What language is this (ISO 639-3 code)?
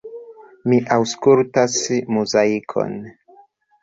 epo